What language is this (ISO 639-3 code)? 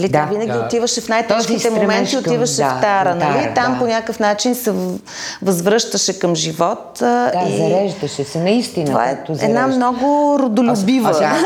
bul